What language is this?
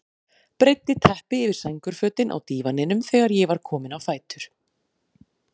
Icelandic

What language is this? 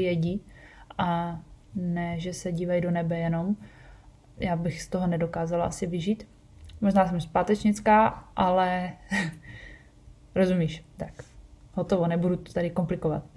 Czech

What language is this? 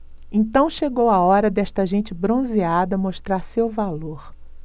Portuguese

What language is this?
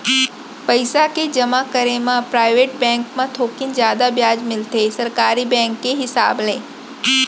Chhattisgarhi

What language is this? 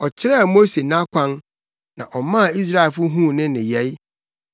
Akan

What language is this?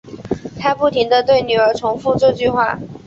Chinese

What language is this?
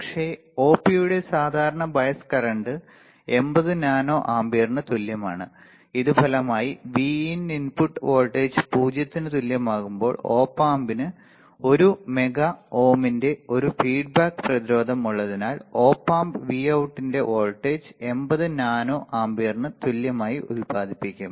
Malayalam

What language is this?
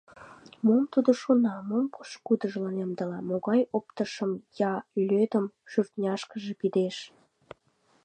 Mari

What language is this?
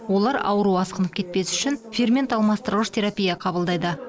Kazakh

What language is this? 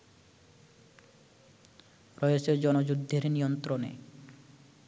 Bangla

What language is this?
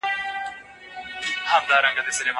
Pashto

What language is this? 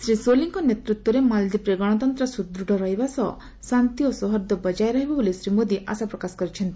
Odia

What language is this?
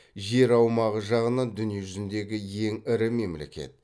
Kazakh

